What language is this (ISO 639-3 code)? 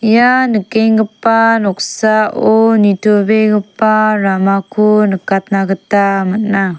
grt